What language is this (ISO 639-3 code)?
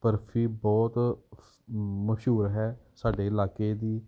pan